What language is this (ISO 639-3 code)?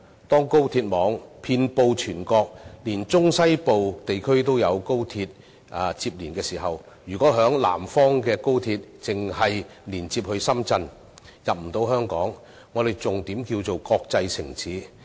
yue